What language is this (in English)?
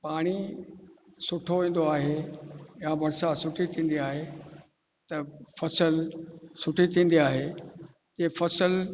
Sindhi